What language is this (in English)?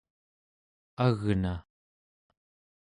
Central Yupik